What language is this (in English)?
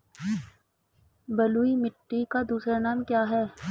Hindi